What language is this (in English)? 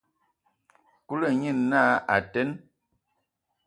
Ewondo